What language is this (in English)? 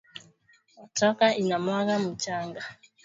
Swahili